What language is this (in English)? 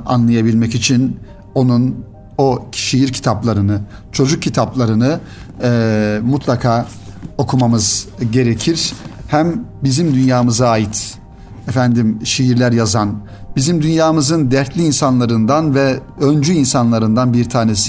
Turkish